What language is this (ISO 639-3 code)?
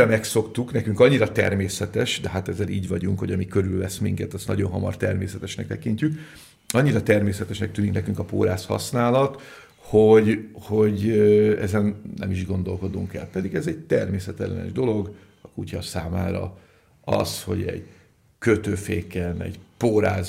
hun